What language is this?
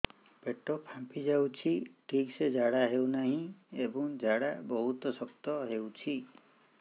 Odia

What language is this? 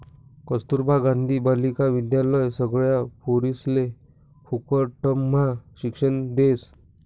Marathi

